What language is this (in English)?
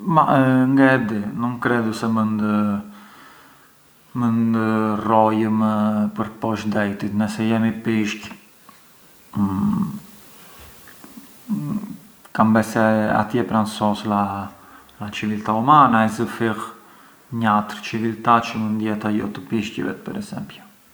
Arbëreshë Albanian